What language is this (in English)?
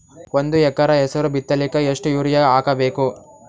Kannada